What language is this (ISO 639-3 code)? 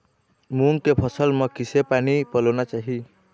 hne